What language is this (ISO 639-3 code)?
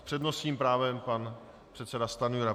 ces